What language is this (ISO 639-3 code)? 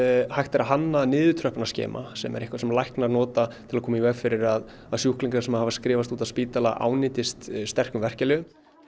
isl